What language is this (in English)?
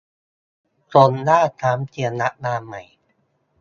Thai